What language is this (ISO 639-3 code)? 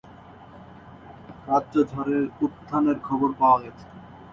ben